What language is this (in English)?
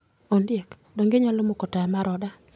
Luo (Kenya and Tanzania)